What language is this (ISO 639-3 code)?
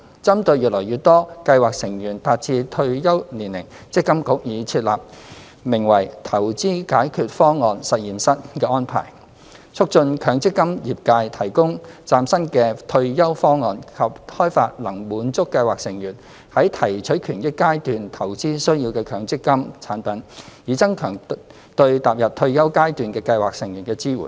yue